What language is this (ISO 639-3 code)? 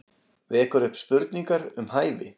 isl